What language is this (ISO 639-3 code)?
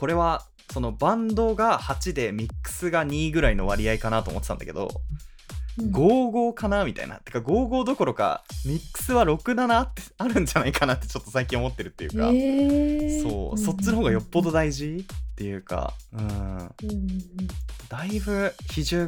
jpn